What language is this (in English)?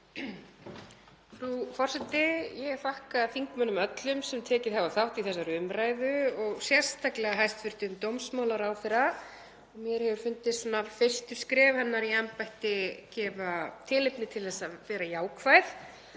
Icelandic